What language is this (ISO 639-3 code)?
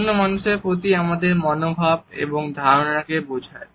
ben